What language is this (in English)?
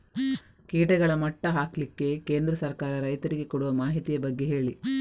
Kannada